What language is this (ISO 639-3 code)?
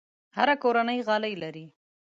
pus